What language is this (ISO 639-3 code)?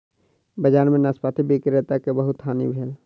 mai